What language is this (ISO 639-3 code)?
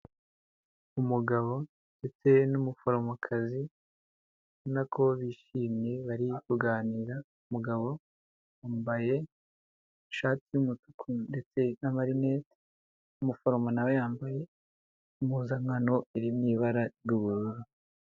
kin